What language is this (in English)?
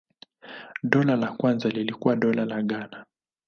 Swahili